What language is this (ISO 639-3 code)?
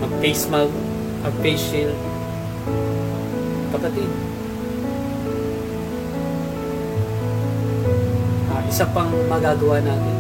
fil